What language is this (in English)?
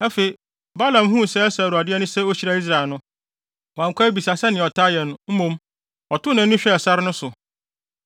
Akan